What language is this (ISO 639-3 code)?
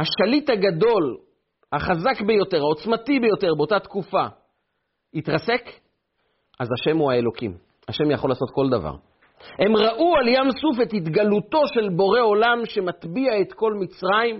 heb